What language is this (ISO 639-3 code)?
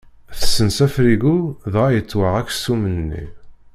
kab